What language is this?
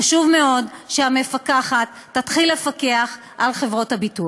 Hebrew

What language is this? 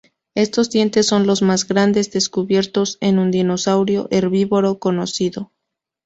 Spanish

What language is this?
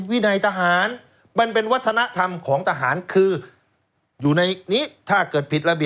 Thai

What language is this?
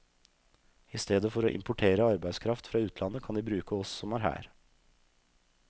Norwegian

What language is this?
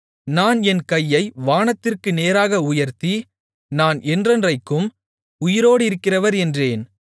Tamil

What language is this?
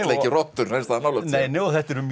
Icelandic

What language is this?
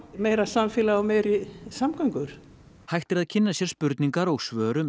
Icelandic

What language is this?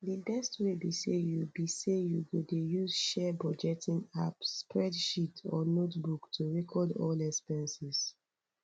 Nigerian Pidgin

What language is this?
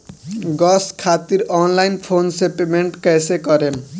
Bhojpuri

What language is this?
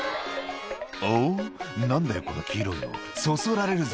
Japanese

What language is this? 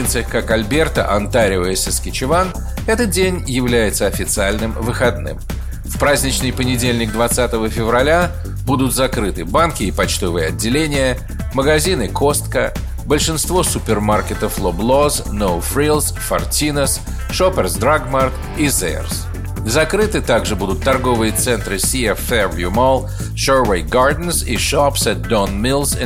Russian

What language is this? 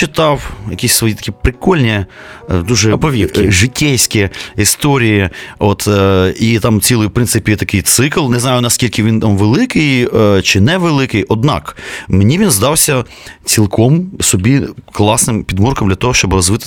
Ukrainian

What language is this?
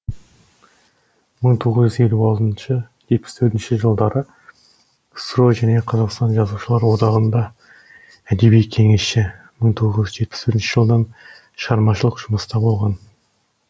Kazakh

